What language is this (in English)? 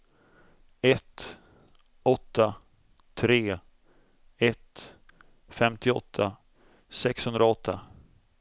Swedish